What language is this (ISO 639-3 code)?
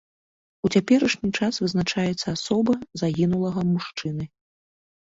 bel